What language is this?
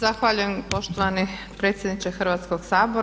Croatian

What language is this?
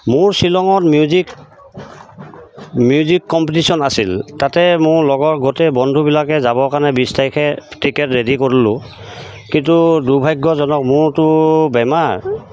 Assamese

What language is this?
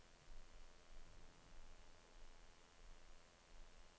Norwegian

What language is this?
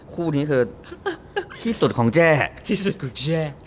Thai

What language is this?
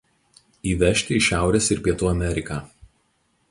Lithuanian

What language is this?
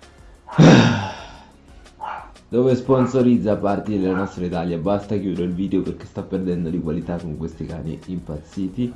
Italian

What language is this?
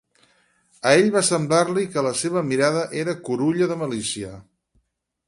Catalan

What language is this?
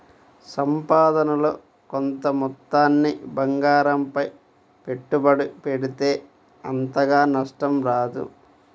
Telugu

